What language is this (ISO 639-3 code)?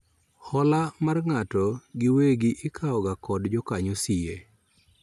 luo